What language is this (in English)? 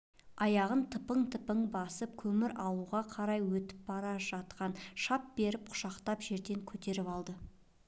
Kazakh